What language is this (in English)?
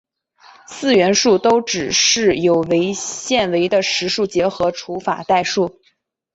Chinese